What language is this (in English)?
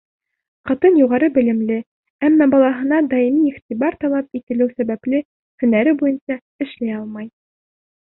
Bashkir